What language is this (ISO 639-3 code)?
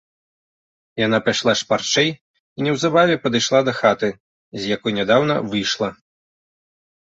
bel